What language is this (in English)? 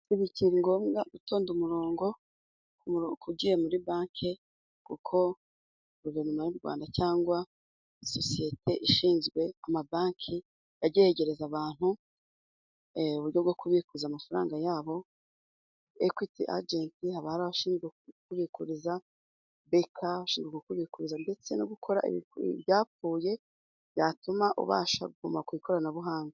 Kinyarwanda